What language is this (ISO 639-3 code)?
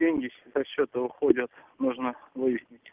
rus